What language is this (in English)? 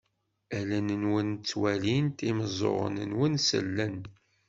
Kabyle